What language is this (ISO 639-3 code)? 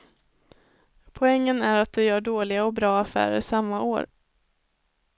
swe